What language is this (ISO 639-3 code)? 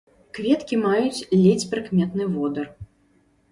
bel